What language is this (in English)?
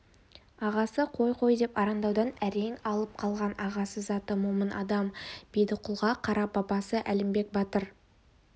Kazakh